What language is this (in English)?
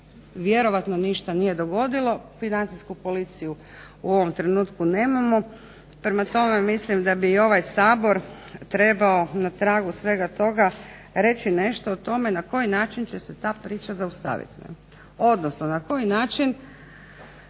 Croatian